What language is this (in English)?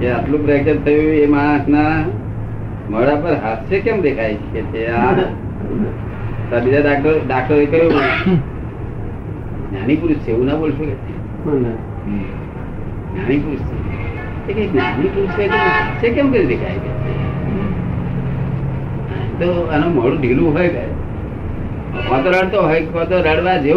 Gujarati